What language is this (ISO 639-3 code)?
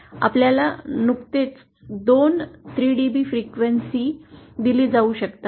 mar